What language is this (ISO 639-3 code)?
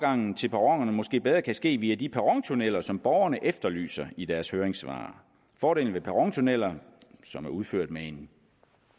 dan